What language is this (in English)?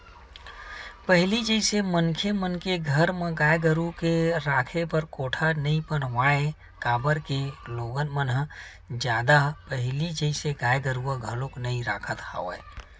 Chhattisgarhi